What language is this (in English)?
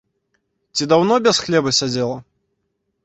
Belarusian